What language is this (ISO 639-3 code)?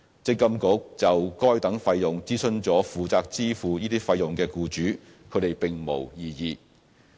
yue